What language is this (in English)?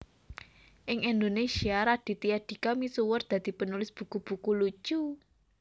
Javanese